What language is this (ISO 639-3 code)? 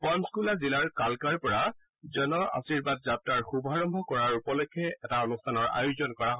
asm